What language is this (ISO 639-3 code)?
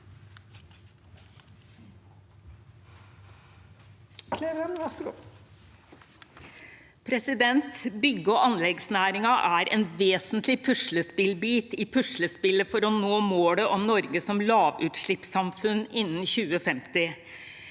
nor